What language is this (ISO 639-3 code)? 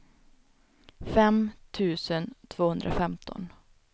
swe